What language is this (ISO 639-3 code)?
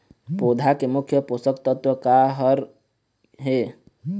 hne